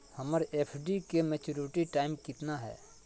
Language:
Magahi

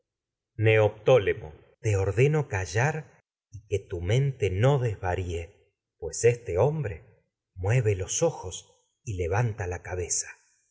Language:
Spanish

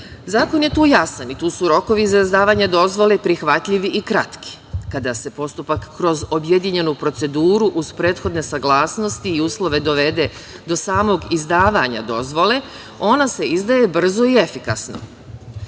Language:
Serbian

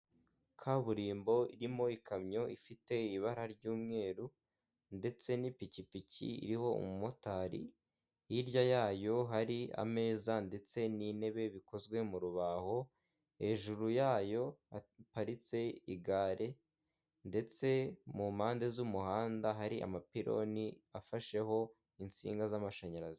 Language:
Kinyarwanda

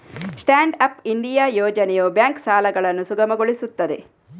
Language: Kannada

